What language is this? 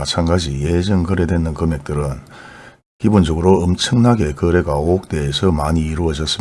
Korean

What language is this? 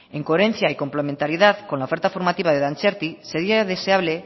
Spanish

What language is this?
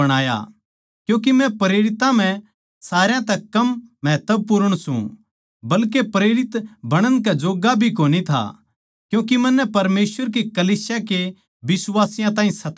Haryanvi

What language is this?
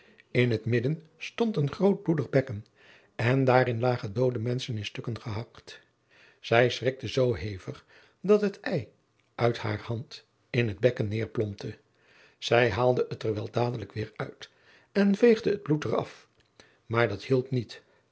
Dutch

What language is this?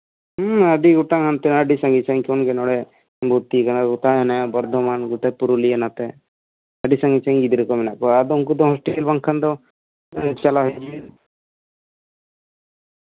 Santali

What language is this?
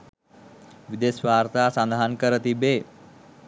Sinhala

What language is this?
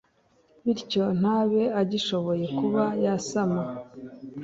Kinyarwanda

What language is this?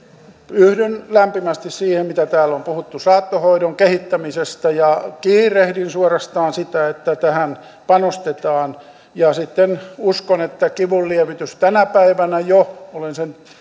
Finnish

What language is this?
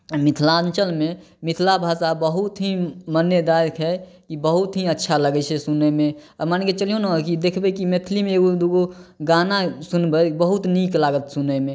Maithili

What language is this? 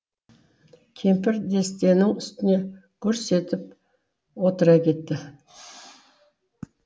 Kazakh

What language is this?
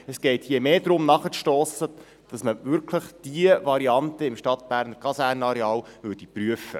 Swiss German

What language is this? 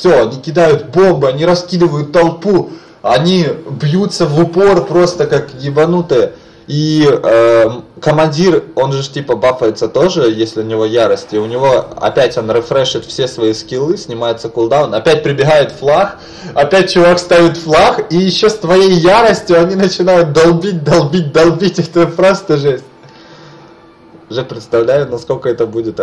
Russian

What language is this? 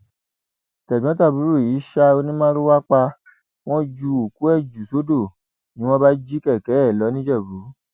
Yoruba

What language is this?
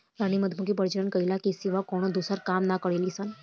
Bhojpuri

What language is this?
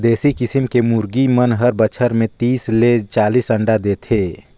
Chhattisgarhi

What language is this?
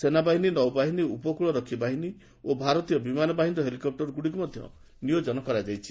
Odia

